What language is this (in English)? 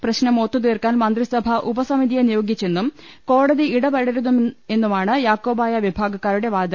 Malayalam